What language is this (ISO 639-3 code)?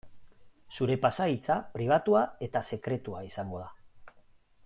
eus